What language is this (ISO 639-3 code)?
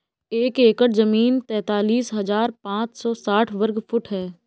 hin